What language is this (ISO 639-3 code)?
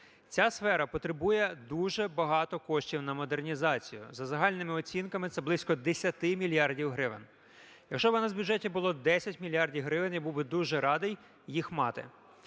ukr